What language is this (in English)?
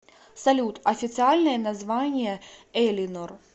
Russian